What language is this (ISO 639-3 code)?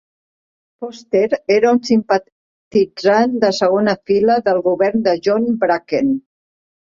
cat